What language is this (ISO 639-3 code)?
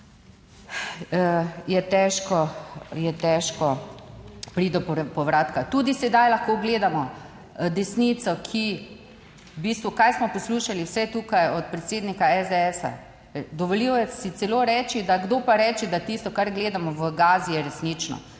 slv